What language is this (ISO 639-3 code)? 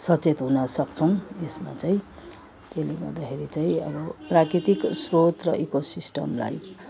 nep